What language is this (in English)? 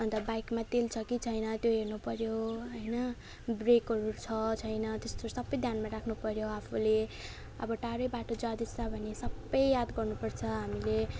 Nepali